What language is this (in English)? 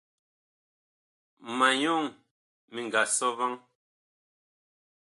Bakoko